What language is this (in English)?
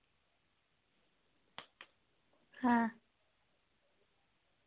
Dogri